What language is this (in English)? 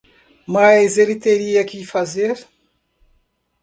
Portuguese